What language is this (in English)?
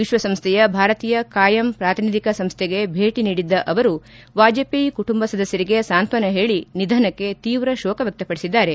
Kannada